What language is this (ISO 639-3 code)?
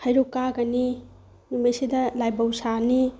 mni